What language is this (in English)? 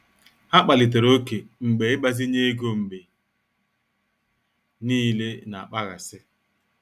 Igbo